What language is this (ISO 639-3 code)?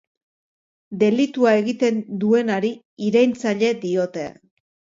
eus